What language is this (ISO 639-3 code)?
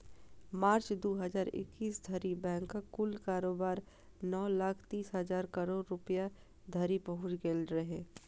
mai